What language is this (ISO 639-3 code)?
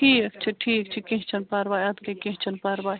kas